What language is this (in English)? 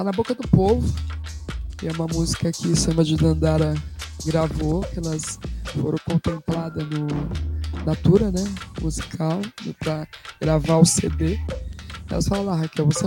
Portuguese